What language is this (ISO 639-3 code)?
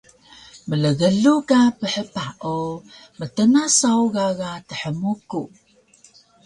trv